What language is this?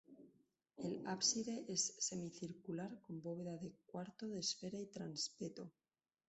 Spanish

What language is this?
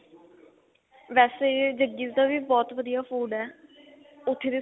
Punjabi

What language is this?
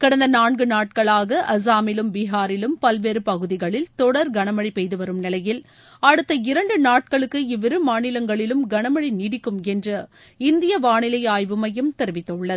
Tamil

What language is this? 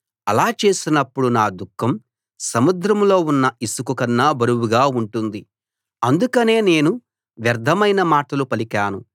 Telugu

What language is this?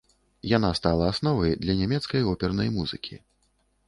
Belarusian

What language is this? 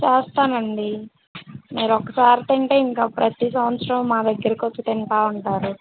Telugu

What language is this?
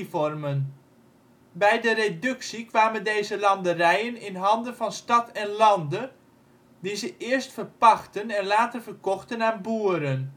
Dutch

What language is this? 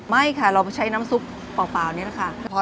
Thai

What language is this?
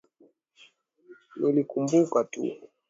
Swahili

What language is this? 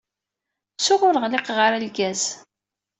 Kabyle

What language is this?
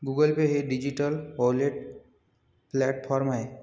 Marathi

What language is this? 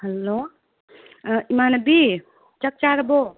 Manipuri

